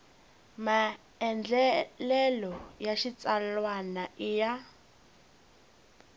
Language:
Tsonga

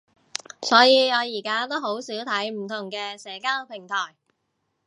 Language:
Cantonese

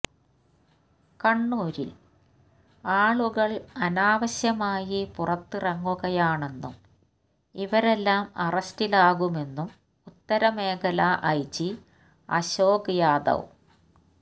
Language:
Malayalam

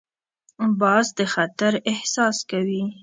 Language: Pashto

